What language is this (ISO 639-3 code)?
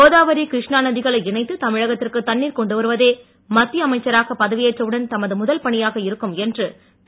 tam